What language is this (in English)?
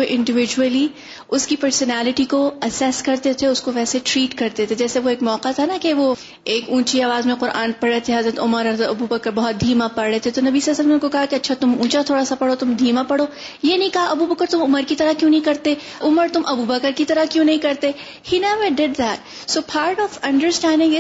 Urdu